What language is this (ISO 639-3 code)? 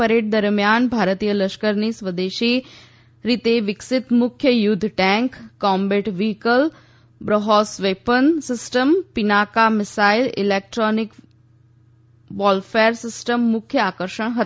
guj